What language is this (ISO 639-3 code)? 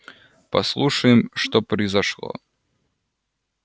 rus